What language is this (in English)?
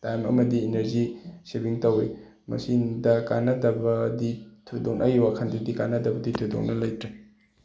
Manipuri